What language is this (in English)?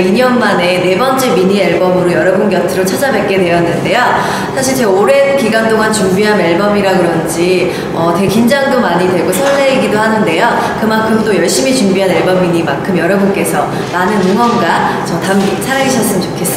Korean